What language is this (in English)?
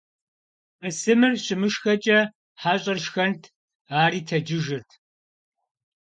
Kabardian